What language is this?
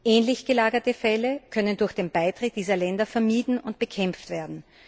German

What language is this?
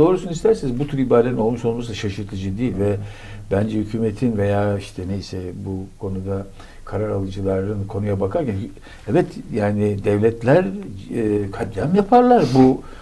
Turkish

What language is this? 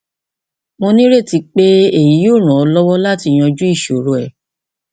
Yoruba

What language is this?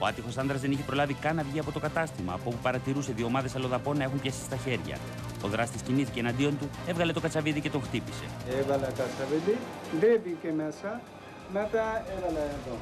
Greek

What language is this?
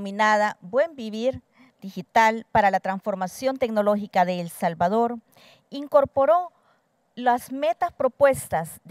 Spanish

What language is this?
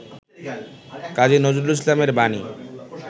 Bangla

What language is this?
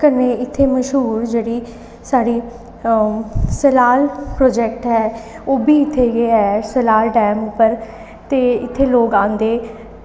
Dogri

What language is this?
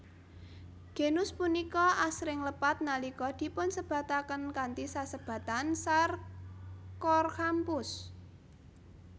Javanese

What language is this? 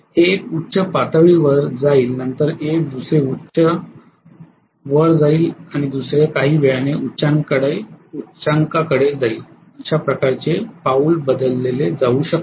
Marathi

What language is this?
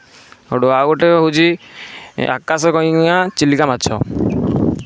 Odia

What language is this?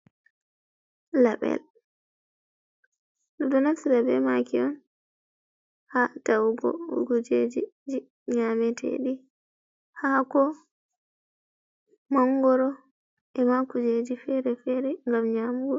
Fula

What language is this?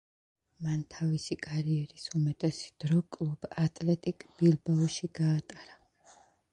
Georgian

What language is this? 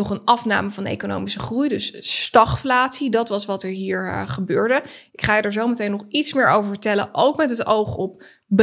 Dutch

